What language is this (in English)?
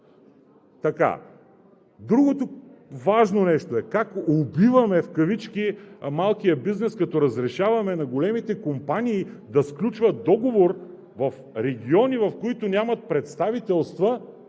Bulgarian